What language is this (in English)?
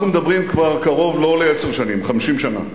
Hebrew